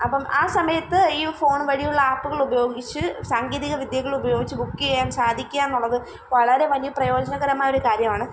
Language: Malayalam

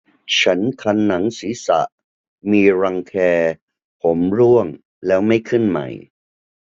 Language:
Thai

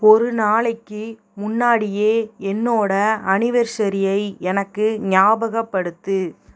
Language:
Tamil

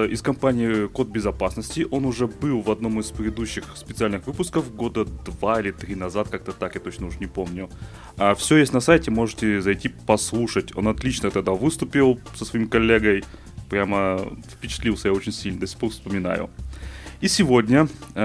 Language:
Russian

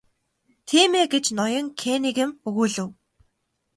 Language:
Mongolian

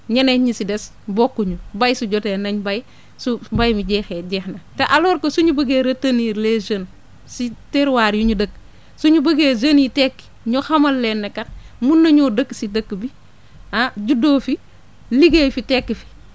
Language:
Wolof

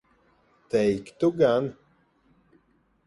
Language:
Latvian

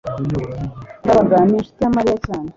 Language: Kinyarwanda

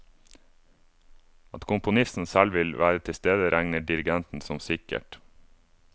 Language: Norwegian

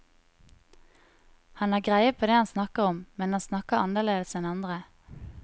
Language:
Norwegian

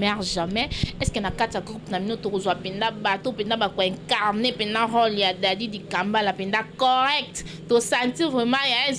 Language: French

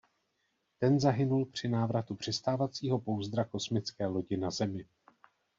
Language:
Czech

